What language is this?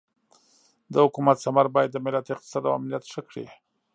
Pashto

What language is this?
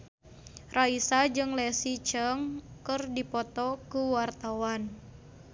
Sundanese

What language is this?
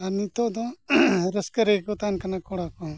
Santali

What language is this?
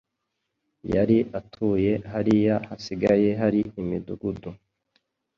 Kinyarwanda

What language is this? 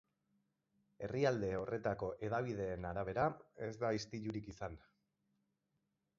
Basque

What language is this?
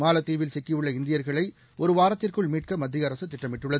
Tamil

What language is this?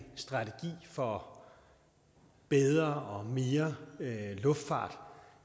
Danish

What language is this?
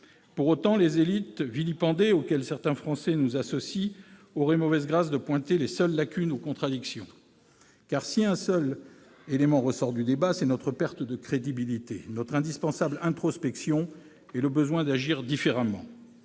French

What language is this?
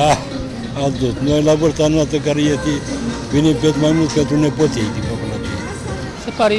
Romanian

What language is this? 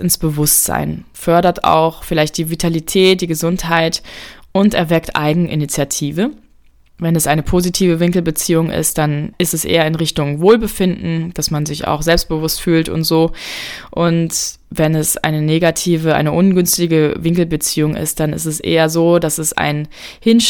German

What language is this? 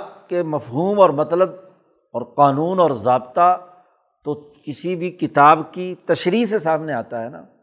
Urdu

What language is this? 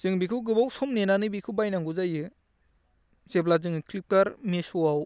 Bodo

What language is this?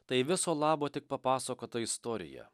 Lithuanian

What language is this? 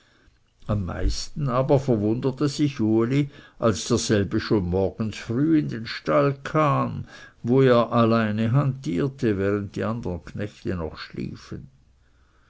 German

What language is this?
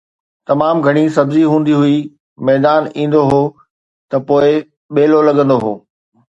Sindhi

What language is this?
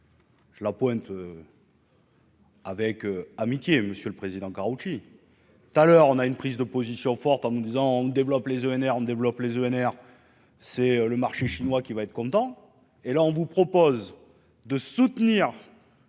French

